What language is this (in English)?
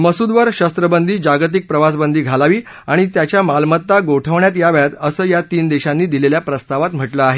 Marathi